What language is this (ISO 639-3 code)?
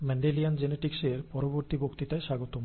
ben